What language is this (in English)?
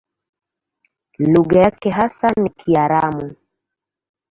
Swahili